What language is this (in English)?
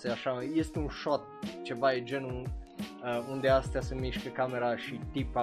Romanian